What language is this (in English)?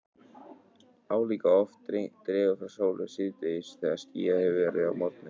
Icelandic